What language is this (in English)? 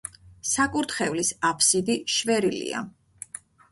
Georgian